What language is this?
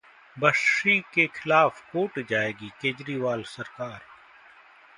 Hindi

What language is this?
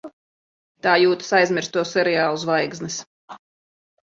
Latvian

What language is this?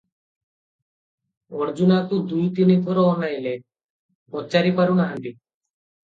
Odia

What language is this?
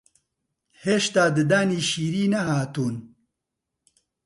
Central Kurdish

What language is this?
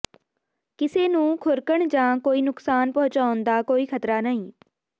Punjabi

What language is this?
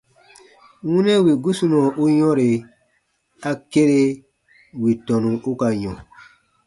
Baatonum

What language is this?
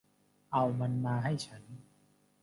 Thai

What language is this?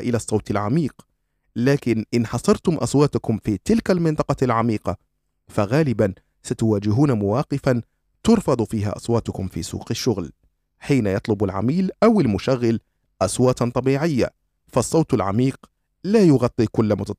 Arabic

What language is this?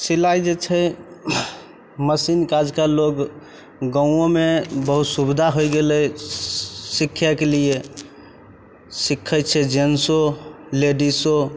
Maithili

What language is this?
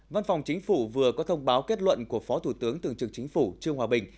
Vietnamese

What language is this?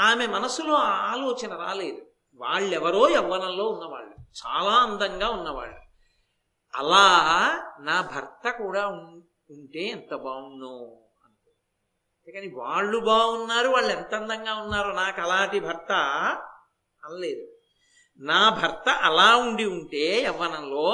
Telugu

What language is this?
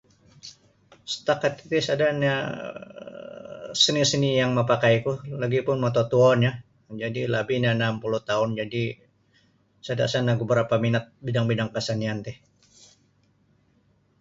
Sabah Bisaya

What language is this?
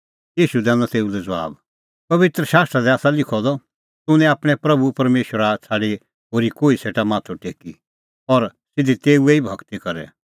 Kullu Pahari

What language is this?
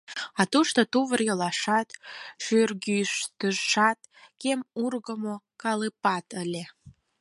Mari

